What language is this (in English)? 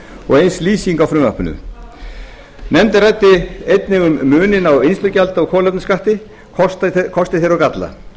Icelandic